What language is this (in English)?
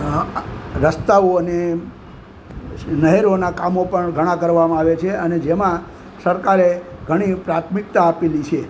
Gujarati